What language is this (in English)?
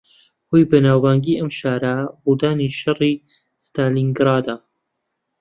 Central Kurdish